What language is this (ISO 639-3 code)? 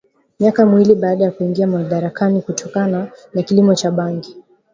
swa